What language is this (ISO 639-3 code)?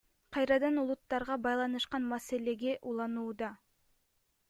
kir